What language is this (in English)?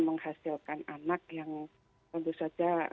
Indonesian